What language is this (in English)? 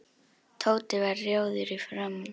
Icelandic